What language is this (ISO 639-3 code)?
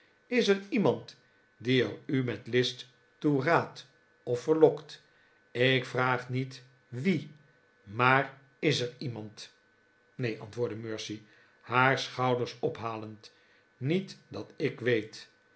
nld